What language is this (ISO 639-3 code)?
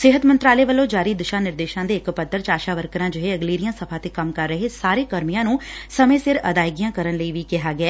pan